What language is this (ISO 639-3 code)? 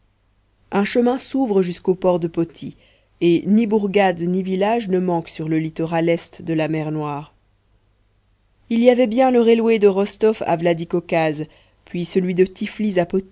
fra